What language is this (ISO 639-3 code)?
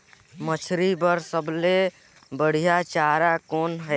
hne